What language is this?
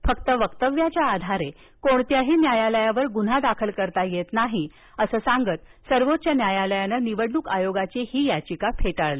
Marathi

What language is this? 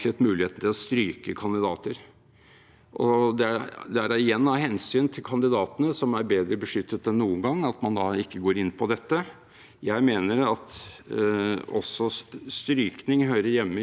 Norwegian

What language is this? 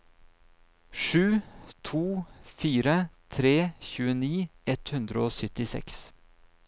Norwegian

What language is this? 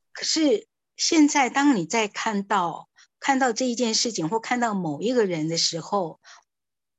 Chinese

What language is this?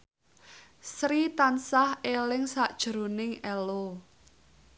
Javanese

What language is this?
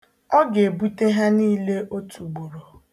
Igbo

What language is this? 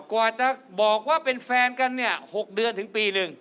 Thai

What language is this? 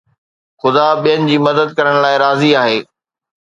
Sindhi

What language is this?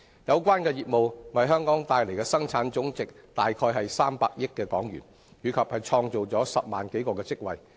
Cantonese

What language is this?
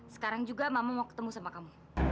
Indonesian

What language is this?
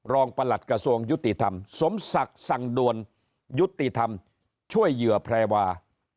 Thai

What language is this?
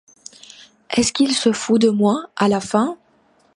French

